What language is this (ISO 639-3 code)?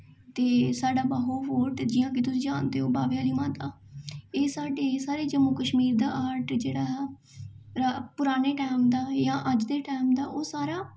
doi